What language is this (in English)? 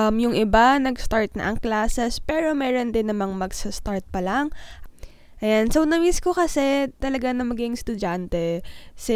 Filipino